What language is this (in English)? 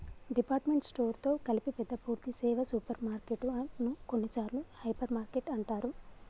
Telugu